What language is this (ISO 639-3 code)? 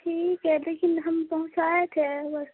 urd